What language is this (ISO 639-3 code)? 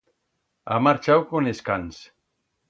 arg